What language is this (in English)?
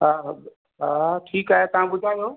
Sindhi